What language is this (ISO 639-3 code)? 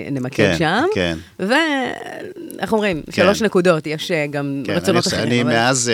heb